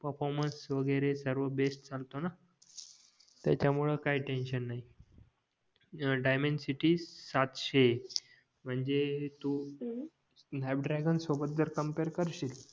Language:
Marathi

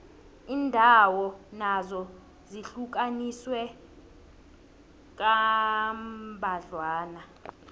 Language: South Ndebele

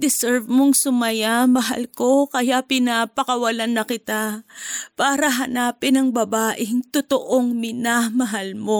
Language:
Filipino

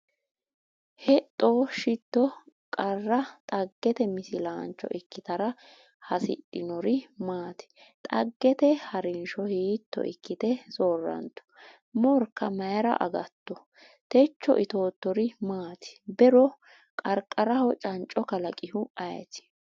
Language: Sidamo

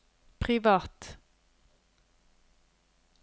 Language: Norwegian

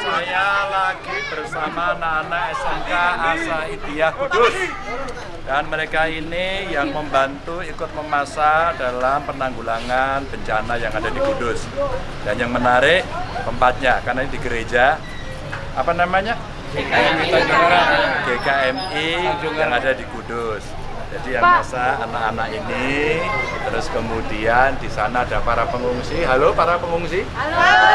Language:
Indonesian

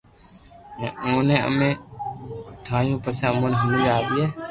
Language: Loarki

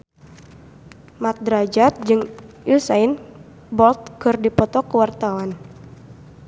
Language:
Sundanese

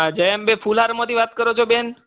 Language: Gujarati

